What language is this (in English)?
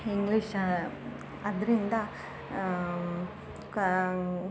Kannada